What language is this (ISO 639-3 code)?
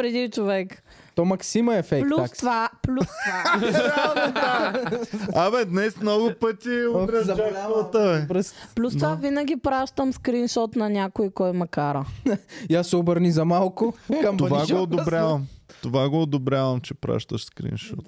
bul